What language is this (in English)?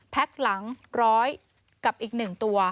Thai